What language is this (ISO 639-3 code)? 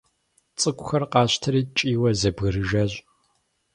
kbd